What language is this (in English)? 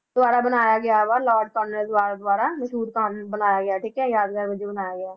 Punjabi